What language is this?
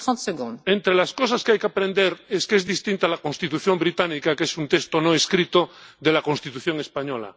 Spanish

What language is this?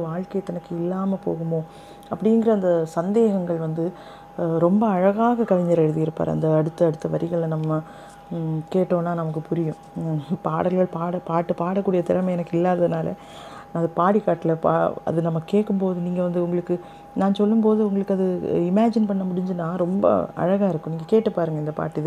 Tamil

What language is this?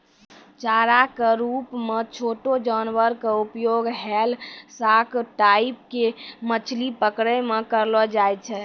Maithili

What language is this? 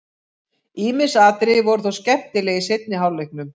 Icelandic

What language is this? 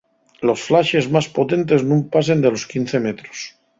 Asturian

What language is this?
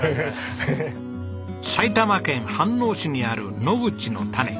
Japanese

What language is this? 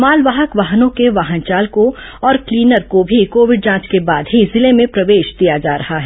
Hindi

